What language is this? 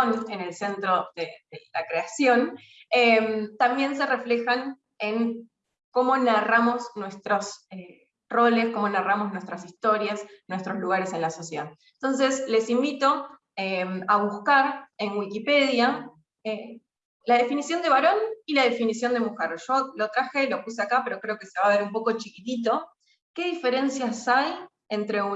Spanish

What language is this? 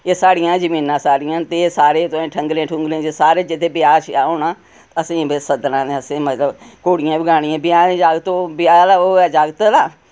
Dogri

